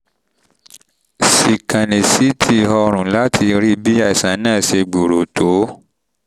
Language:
Yoruba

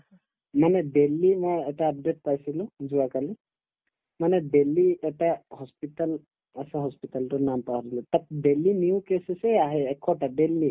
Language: Assamese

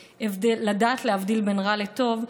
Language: Hebrew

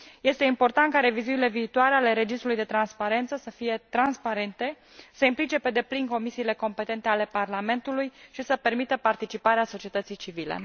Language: Romanian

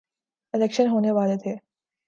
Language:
Urdu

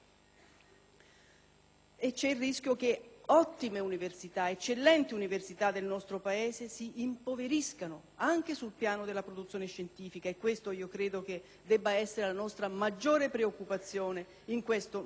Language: Italian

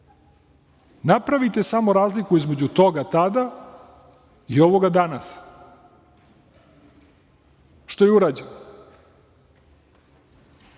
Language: Serbian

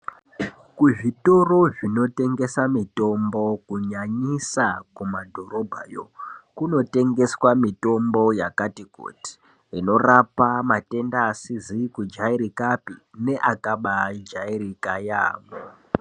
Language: Ndau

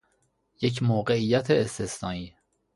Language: Persian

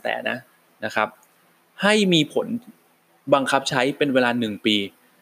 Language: Thai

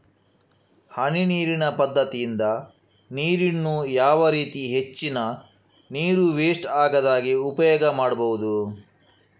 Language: Kannada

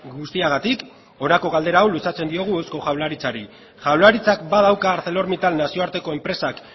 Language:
Basque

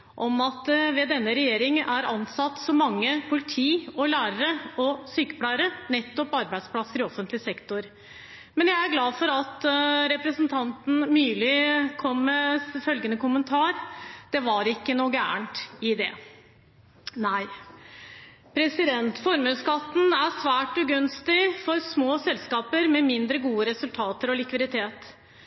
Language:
Norwegian Bokmål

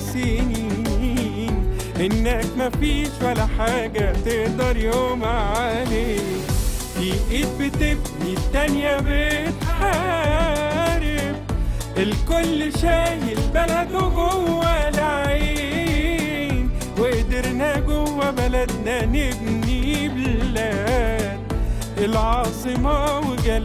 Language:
Arabic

